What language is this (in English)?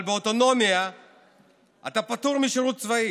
Hebrew